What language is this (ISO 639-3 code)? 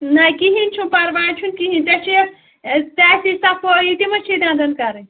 kas